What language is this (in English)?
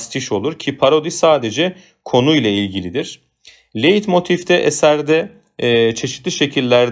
Turkish